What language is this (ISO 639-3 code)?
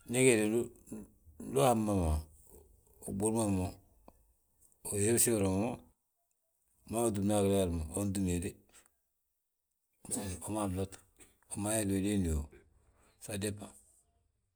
bjt